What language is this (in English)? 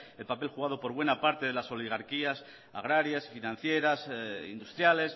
Spanish